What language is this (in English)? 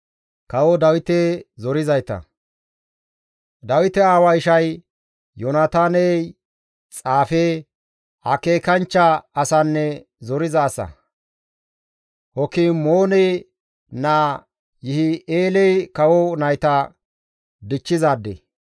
Gamo